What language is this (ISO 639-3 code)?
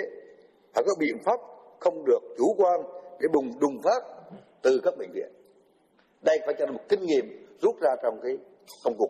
vie